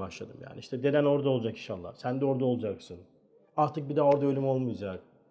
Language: Turkish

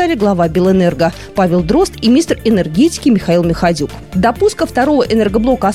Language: Russian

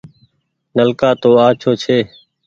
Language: Goaria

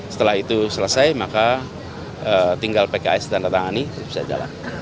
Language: Indonesian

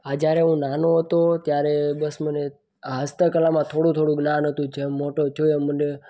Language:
Gujarati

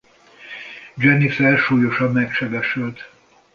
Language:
Hungarian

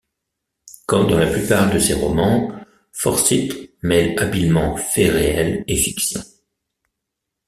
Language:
French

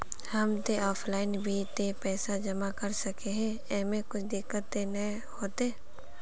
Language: Magahi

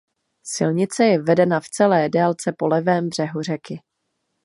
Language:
Czech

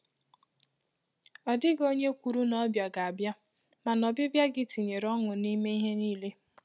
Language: Igbo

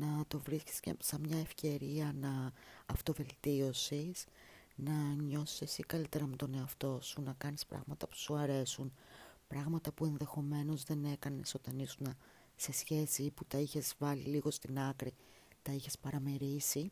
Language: Greek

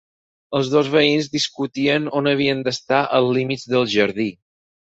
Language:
Catalan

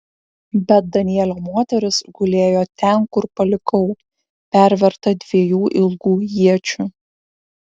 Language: Lithuanian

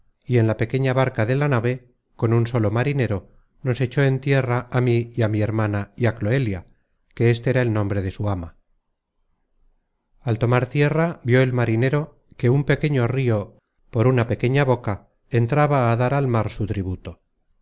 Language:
Spanish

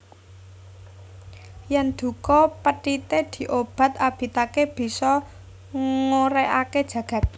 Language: Javanese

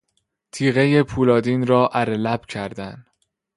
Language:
Persian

